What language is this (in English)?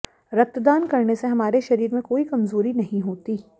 Hindi